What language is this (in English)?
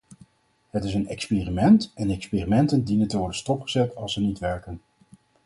Dutch